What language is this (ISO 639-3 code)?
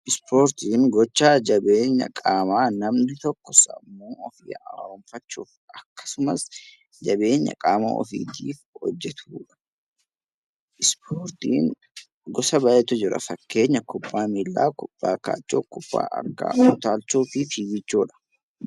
orm